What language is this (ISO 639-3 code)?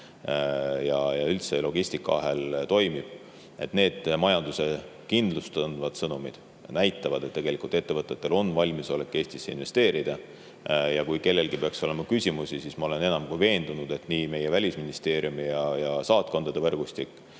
est